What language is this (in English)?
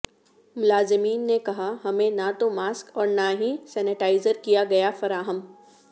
Urdu